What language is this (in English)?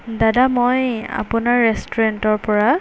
Assamese